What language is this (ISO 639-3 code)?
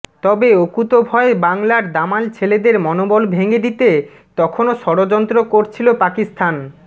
ben